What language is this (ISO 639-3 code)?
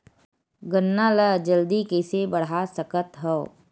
hne